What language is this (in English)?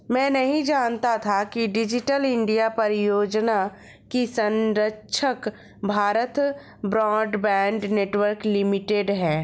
Hindi